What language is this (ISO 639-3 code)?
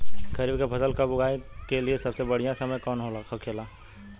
bho